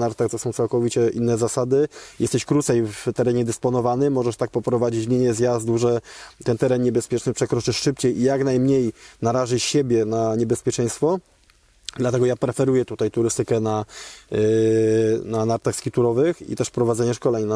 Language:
Polish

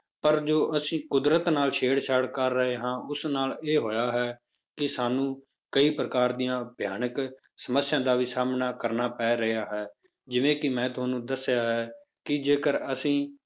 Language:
Punjabi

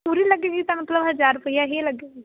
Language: Punjabi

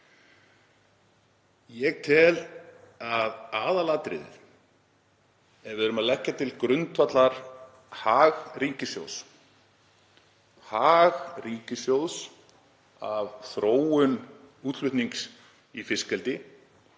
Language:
Icelandic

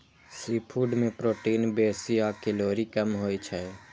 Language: Maithili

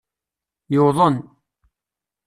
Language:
Kabyle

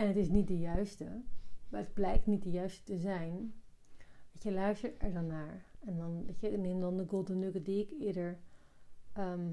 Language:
Dutch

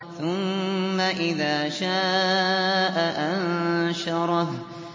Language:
Arabic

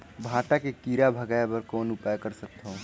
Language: Chhattisgarhi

